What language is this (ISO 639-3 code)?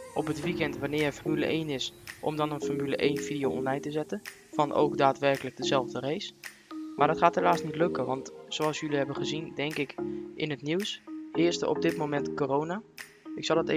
nld